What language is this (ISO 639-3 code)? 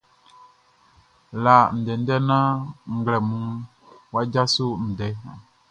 bci